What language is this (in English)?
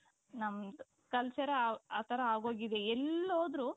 Kannada